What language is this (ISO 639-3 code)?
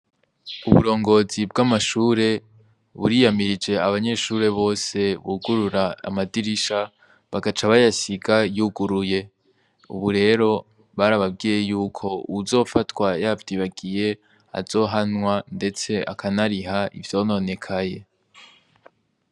run